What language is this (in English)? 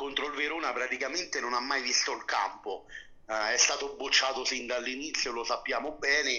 Italian